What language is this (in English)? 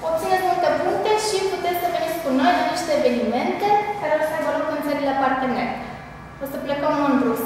Romanian